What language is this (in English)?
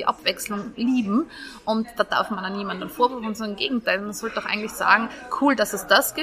German